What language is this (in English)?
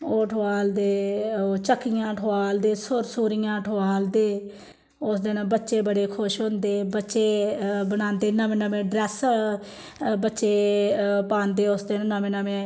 Dogri